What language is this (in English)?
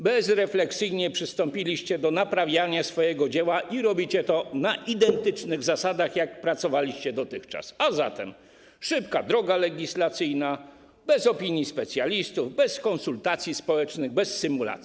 Polish